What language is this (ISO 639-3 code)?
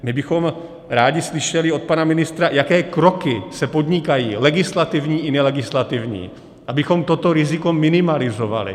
ces